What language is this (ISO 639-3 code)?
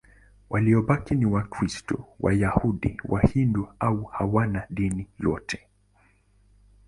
swa